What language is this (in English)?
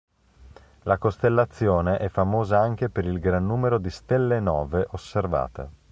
Italian